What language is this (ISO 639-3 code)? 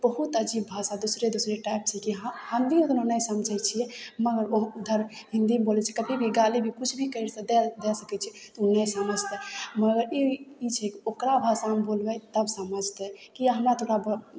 mai